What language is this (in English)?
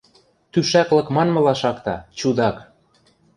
Western Mari